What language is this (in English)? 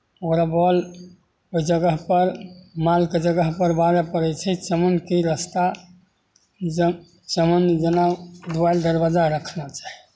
Maithili